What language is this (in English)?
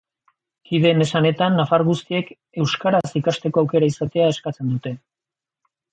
Basque